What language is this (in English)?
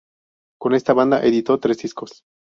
Spanish